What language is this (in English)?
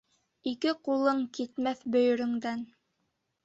Bashkir